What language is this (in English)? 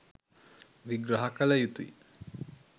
Sinhala